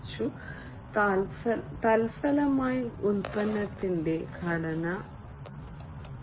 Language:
Malayalam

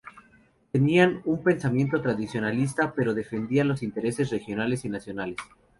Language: Spanish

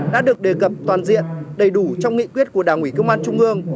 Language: Vietnamese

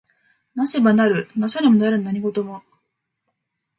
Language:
Japanese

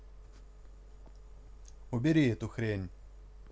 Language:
Russian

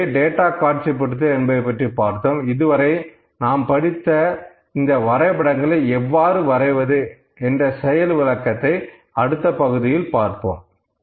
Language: Tamil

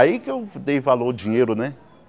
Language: Portuguese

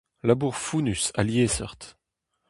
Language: Breton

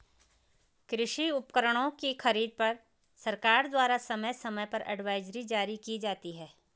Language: Hindi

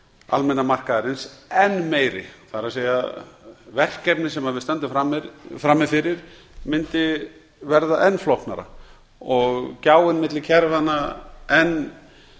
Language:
Icelandic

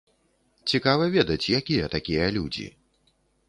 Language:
Belarusian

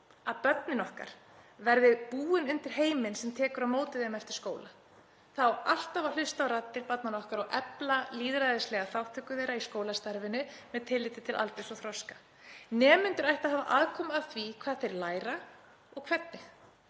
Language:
Icelandic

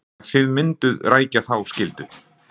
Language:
Icelandic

